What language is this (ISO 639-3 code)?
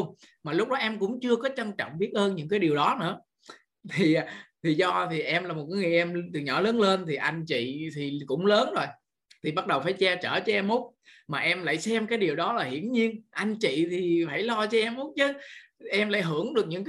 vie